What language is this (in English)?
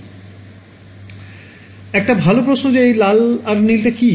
Bangla